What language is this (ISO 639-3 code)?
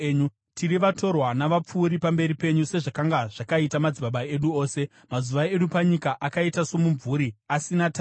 sna